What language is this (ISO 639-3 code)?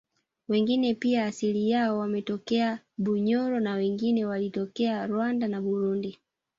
swa